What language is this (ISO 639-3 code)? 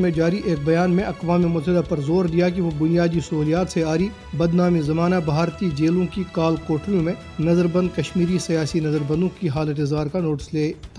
urd